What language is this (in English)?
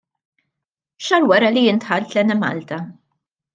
Maltese